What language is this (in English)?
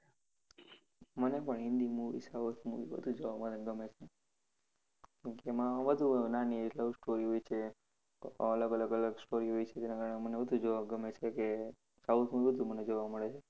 Gujarati